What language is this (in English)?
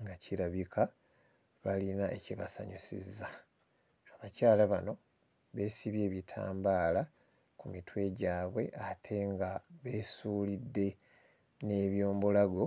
Ganda